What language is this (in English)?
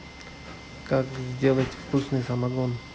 Russian